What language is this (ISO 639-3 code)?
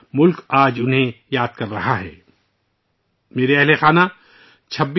urd